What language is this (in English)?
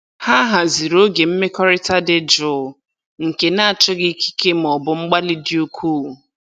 Igbo